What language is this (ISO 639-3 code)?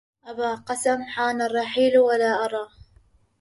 ara